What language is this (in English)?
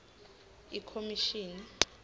Swati